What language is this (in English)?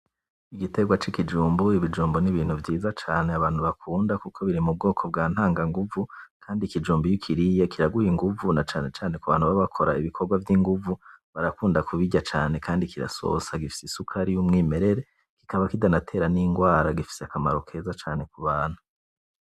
Rundi